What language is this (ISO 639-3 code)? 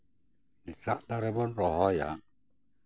sat